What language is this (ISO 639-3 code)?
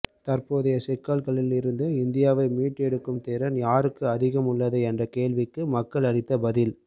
tam